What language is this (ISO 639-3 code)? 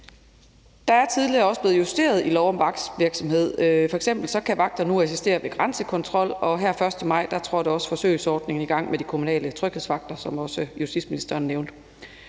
dan